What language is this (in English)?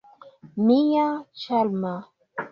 Esperanto